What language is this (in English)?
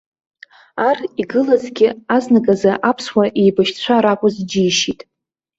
Abkhazian